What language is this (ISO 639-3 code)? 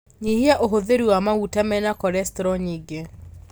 kik